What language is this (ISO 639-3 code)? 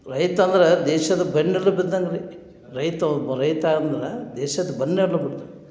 kan